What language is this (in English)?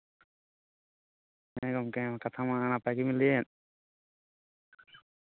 Santali